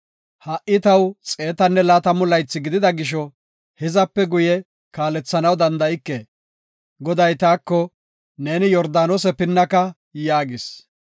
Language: Gofa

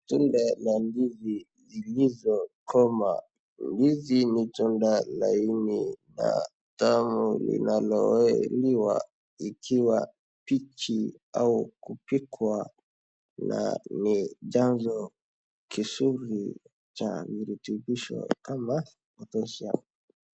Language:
Swahili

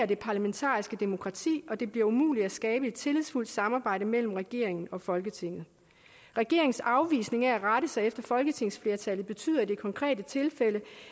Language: Danish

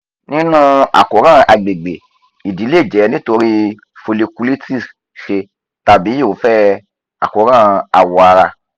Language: Yoruba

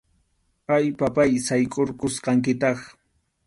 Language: Arequipa-La Unión Quechua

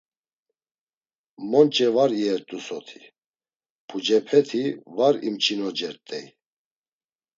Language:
Laz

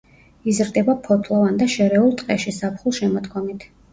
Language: Georgian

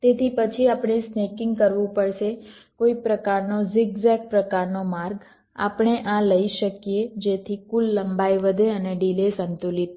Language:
Gujarati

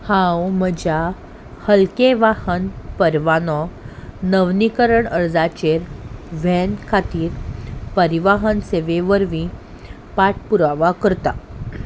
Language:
Konkani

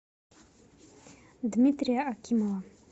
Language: Russian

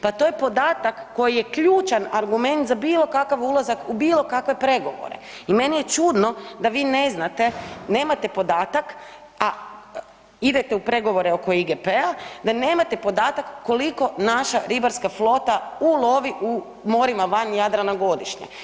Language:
Croatian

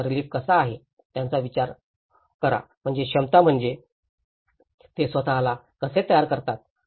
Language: Marathi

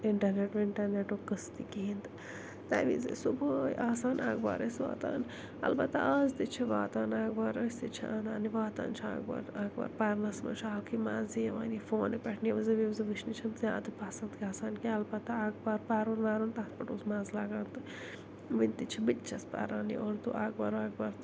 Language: Kashmiri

